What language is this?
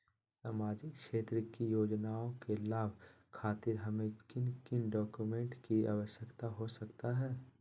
Magahi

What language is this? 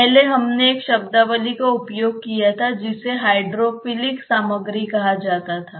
Hindi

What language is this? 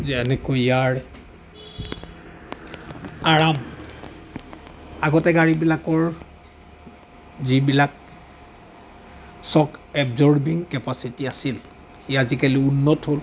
Assamese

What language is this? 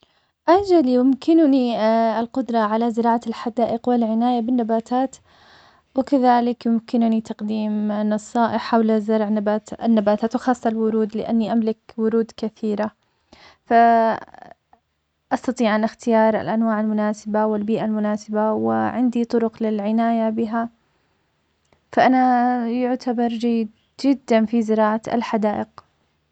Omani Arabic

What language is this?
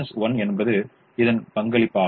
Tamil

